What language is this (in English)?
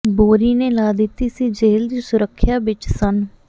Punjabi